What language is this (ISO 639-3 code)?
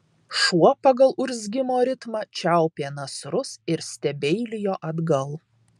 lit